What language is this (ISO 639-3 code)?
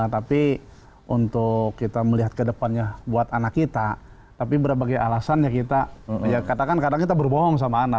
ind